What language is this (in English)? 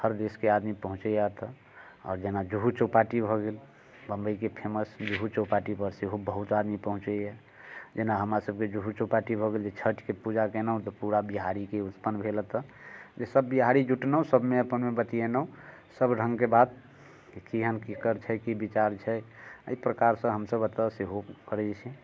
Maithili